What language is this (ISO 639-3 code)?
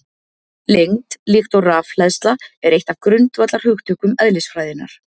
isl